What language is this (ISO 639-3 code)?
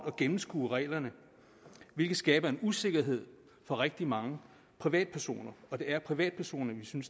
dan